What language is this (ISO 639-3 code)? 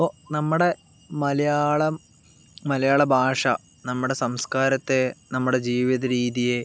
mal